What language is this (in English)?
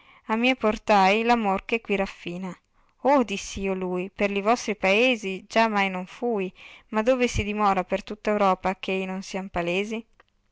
Italian